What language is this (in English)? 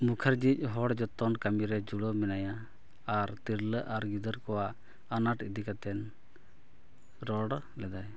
Santali